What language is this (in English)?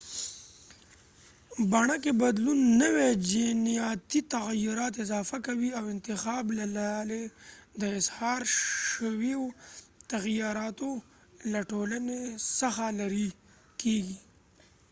Pashto